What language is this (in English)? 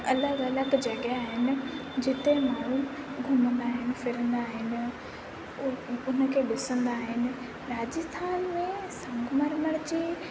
Sindhi